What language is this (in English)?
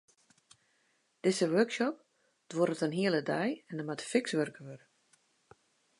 Western Frisian